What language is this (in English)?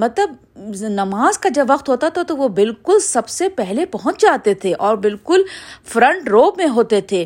Urdu